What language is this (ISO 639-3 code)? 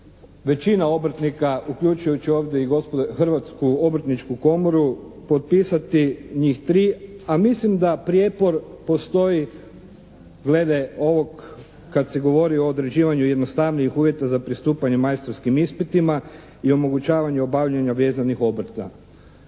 hrv